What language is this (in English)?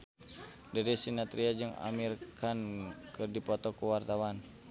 Sundanese